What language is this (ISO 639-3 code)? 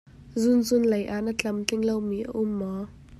cnh